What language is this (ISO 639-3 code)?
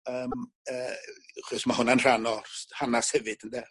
cym